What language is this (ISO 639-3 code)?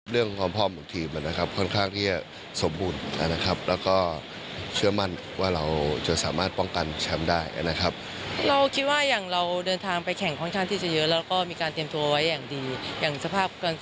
tha